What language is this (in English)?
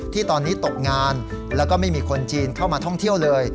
Thai